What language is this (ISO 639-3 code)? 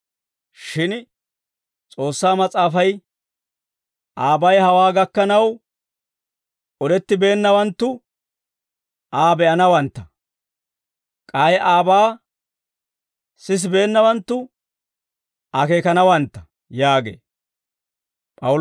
dwr